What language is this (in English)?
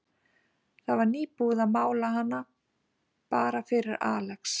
Icelandic